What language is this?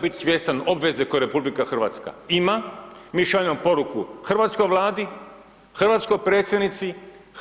Croatian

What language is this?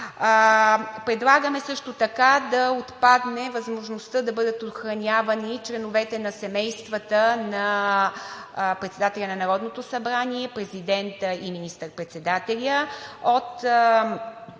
Bulgarian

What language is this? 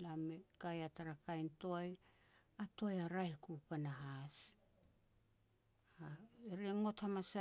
Petats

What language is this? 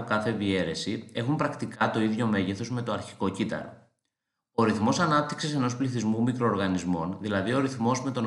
Greek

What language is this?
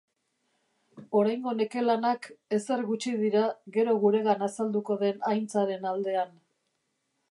Basque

